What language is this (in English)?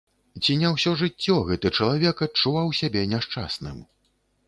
Belarusian